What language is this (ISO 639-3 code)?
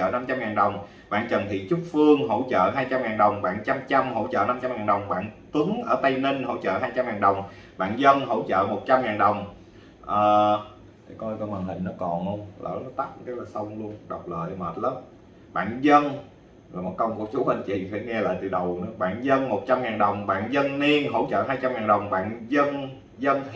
vie